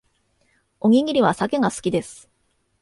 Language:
Japanese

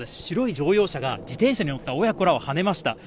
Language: Japanese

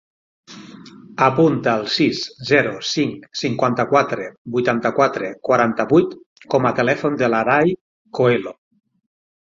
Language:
Catalan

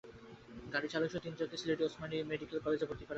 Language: Bangla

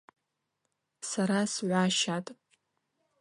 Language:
Abaza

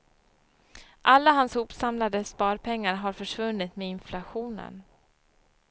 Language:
Swedish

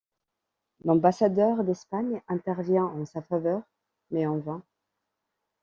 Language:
French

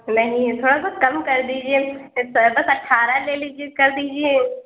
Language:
Urdu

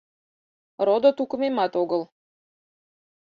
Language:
Mari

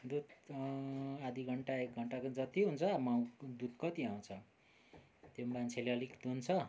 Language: Nepali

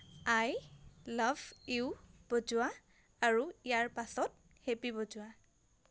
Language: Assamese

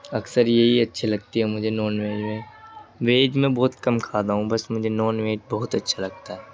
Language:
Urdu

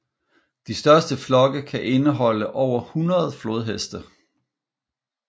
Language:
Danish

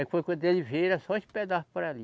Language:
Portuguese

